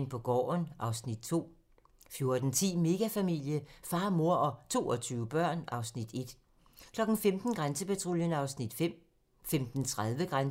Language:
Danish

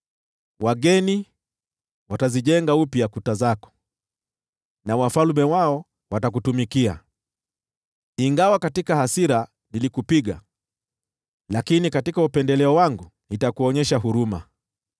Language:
Swahili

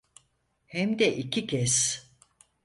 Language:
Turkish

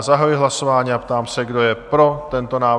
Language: Czech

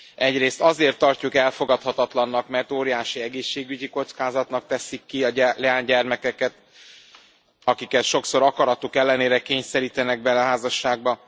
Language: Hungarian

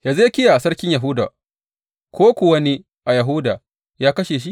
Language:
Hausa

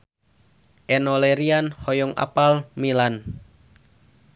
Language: Sundanese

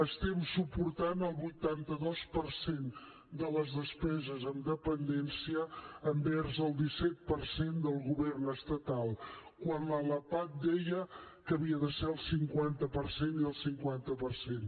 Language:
Catalan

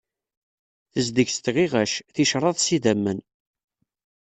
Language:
Kabyle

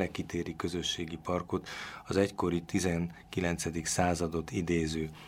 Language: Hungarian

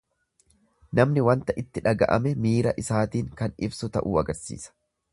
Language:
Oromo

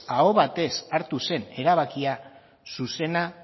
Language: Basque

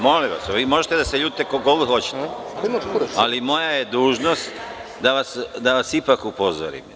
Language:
Serbian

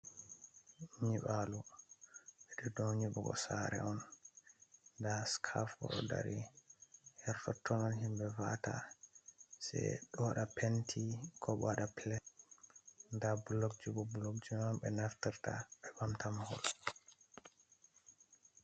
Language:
Fula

